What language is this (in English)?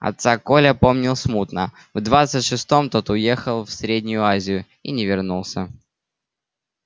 Russian